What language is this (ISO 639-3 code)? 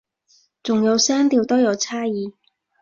yue